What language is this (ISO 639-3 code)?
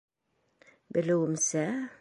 bak